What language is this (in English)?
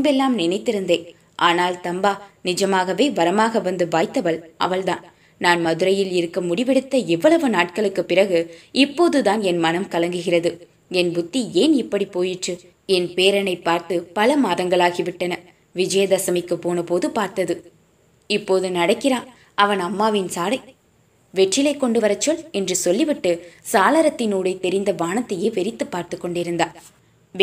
Tamil